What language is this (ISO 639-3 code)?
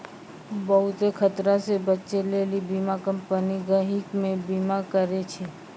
mai